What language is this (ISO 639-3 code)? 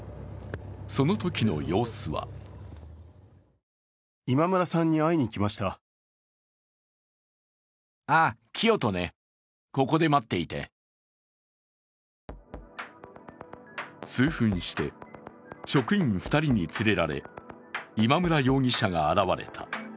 jpn